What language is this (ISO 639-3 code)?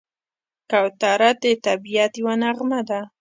pus